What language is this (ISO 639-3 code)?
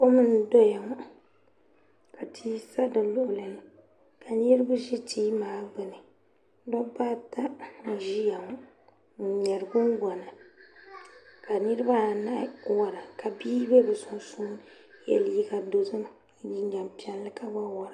dag